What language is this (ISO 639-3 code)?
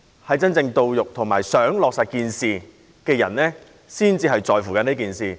yue